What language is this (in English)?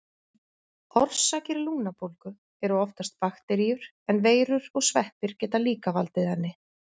Icelandic